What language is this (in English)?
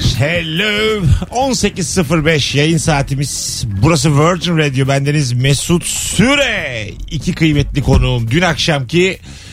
Turkish